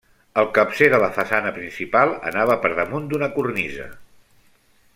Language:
Catalan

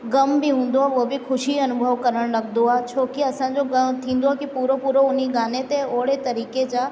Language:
Sindhi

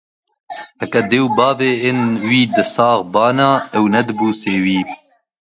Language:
Kurdish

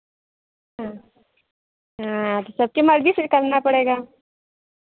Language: Hindi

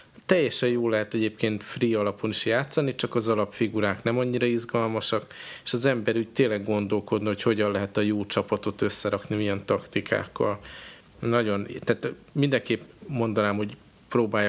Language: Hungarian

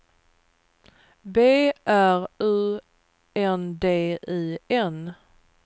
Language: Swedish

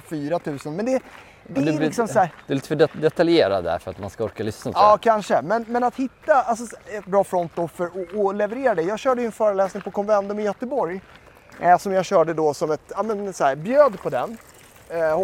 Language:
Swedish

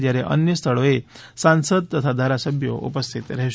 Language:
Gujarati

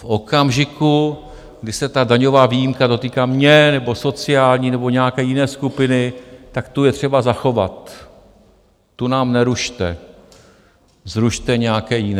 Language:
Czech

